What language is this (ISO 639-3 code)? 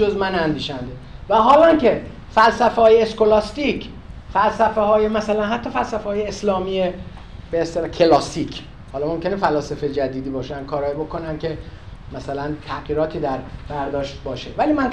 fas